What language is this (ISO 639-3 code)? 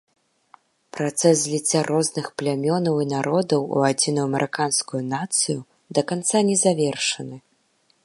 bel